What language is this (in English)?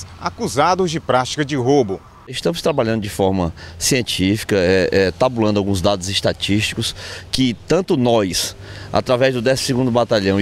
Portuguese